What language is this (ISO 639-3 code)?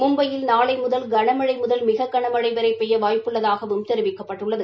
tam